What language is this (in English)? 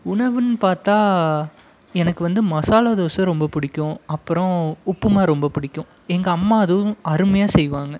Tamil